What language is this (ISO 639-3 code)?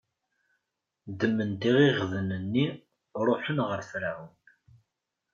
kab